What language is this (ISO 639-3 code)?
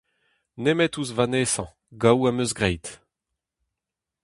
bre